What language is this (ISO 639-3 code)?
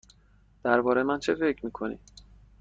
fas